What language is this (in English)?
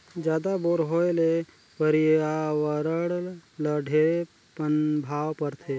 Chhattisgarhi